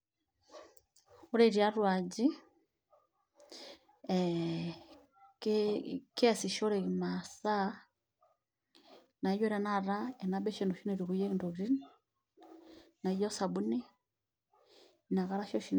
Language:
Masai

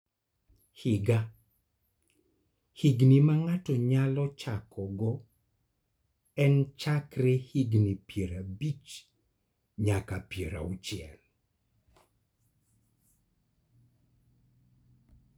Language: Luo (Kenya and Tanzania)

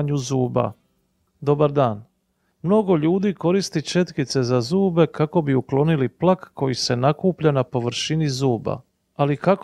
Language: Croatian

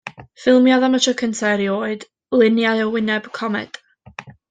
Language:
Welsh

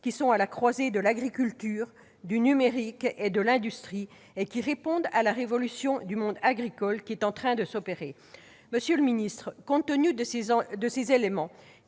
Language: French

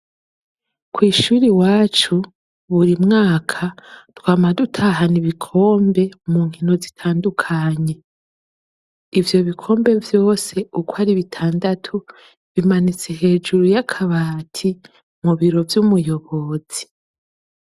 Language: Rundi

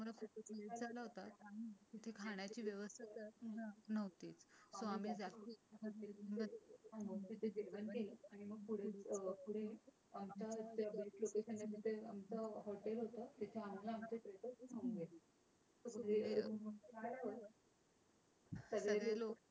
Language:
Marathi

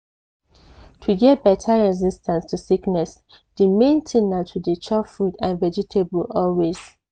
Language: Nigerian Pidgin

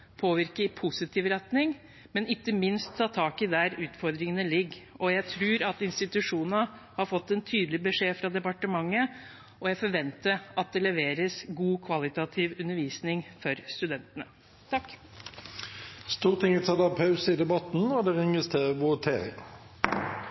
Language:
Norwegian Bokmål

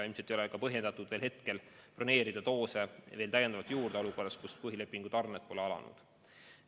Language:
Estonian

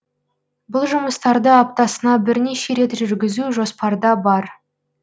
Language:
Kazakh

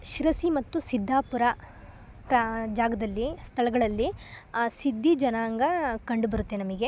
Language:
Kannada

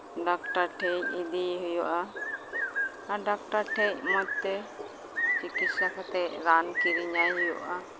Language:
Santali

